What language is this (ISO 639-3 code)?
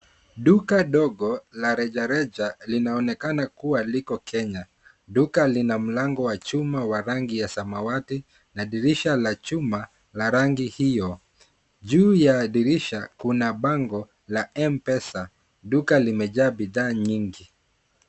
swa